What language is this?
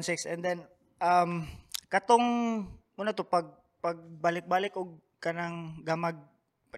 Filipino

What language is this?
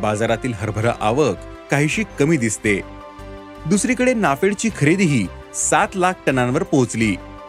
Marathi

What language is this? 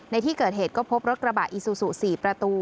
Thai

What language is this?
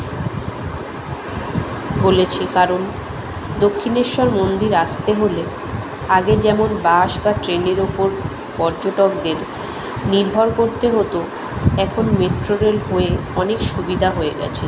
Bangla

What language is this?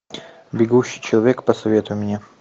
Russian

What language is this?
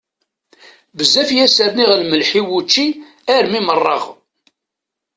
Kabyle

